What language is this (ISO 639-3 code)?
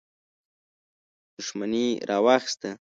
pus